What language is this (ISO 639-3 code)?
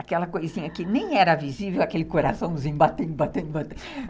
por